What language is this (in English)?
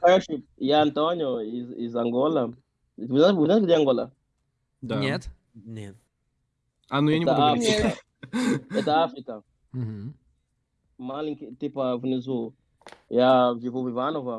Russian